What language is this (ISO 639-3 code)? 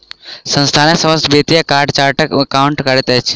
mai